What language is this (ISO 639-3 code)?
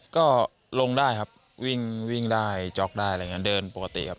tha